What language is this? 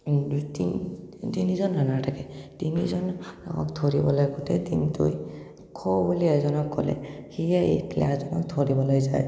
Assamese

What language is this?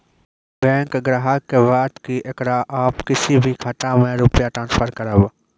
Maithili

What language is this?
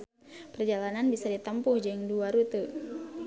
Sundanese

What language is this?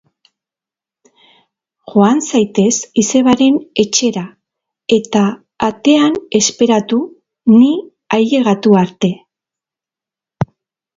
Basque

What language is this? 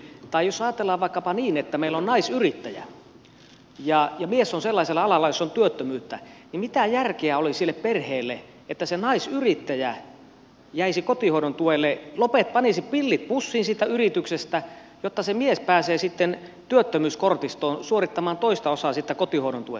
Finnish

